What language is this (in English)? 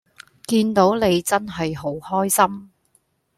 Cantonese